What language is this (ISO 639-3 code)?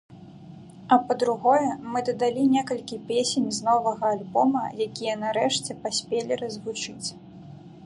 bel